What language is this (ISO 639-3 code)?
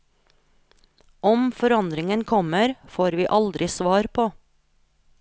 nor